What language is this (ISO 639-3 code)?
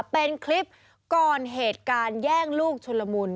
tha